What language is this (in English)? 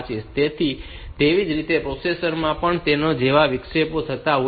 Gujarati